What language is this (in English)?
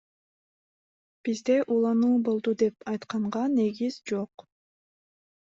Kyrgyz